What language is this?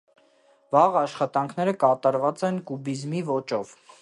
Armenian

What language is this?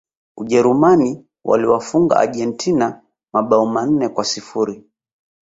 Swahili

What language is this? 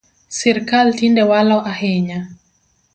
Luo (Kenya and Tanzania)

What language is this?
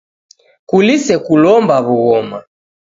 Taita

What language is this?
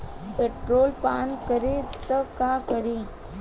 Bhojpuri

